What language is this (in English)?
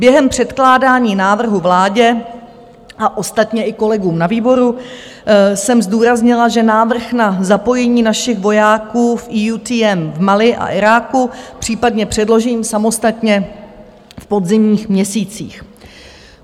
Czech